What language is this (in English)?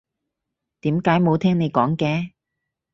Cantonese